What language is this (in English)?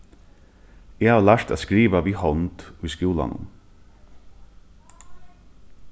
Faroese